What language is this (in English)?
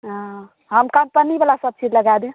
Maithili